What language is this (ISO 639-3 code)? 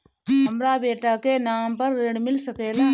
bho